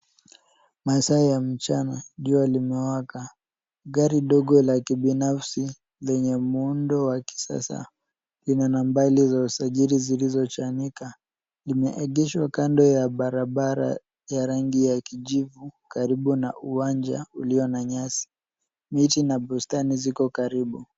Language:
Swahili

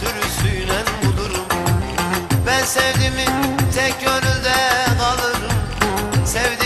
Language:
Turkish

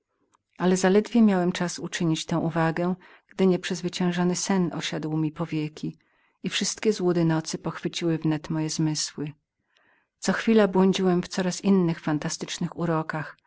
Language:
Polish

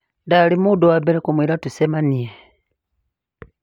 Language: Kikuyu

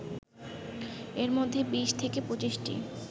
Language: Bangla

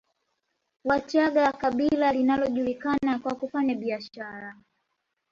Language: Swahili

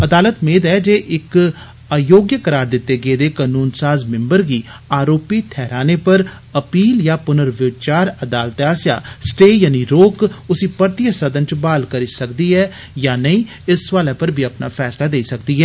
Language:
Dogri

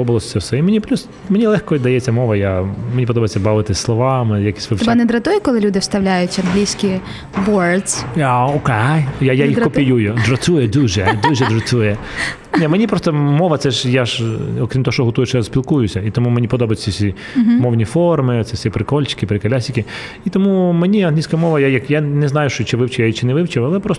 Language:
Ukrainian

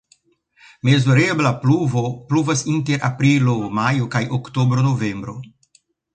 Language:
Esperanto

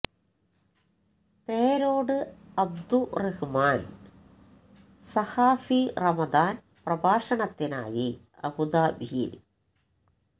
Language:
Malayalam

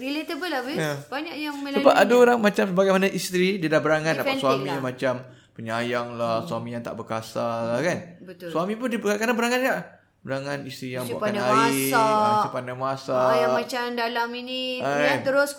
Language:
Malay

